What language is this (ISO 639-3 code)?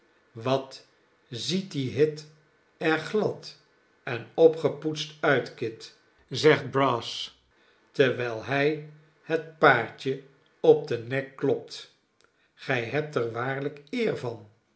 nld